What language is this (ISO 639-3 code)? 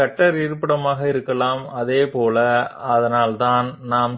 tel